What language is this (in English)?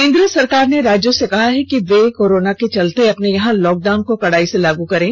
Hindi